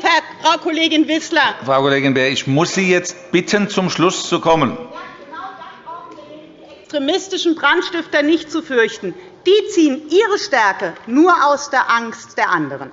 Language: German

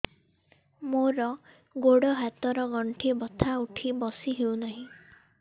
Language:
Odia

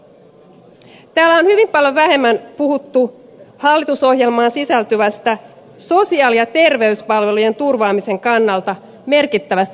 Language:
Finnish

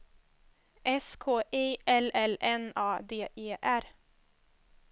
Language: Swedish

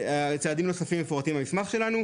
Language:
Hebrew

